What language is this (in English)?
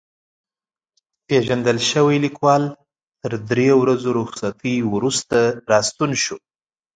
Pashto